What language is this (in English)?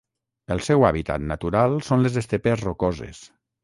Catalan